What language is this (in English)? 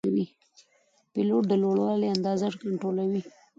Pashto